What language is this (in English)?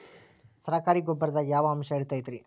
Kannada